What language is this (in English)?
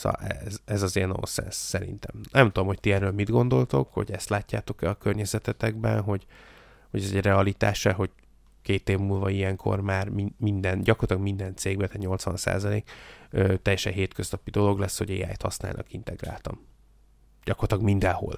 Hungarian